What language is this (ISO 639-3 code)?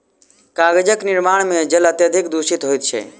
mai